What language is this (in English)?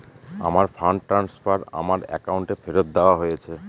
Bangla